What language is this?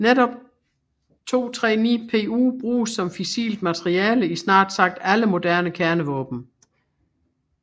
Danish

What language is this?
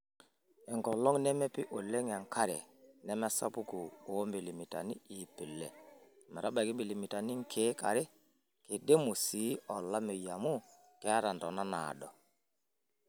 Masai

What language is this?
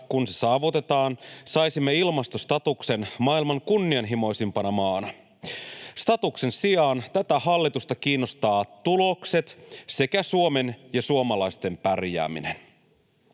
Finnish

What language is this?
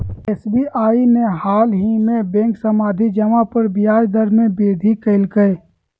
Magahi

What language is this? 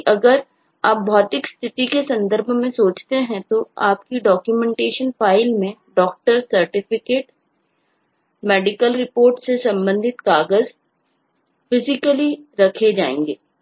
Hindi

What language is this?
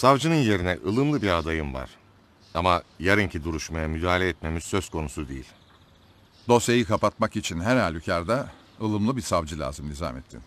Turkish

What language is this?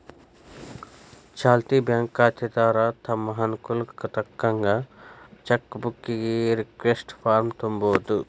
Kannada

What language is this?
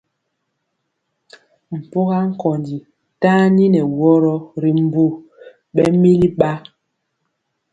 Mpiemo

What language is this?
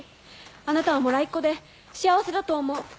Japanese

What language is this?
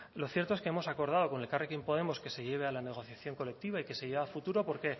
Spanish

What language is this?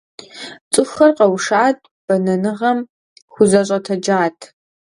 Kabardian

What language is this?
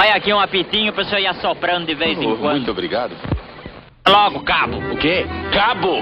Portuguese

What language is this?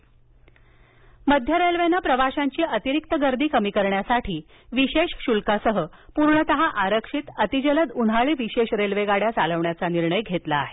Marathi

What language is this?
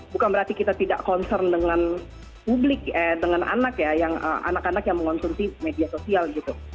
Indonesian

